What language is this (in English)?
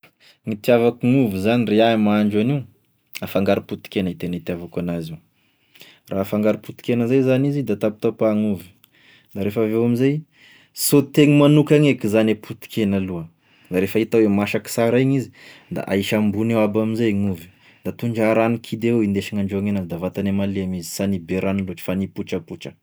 Tesaka Malagasy